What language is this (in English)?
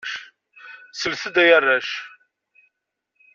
Kabyle